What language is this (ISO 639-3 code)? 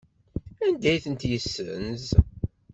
kab